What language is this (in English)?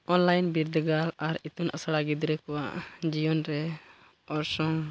Santali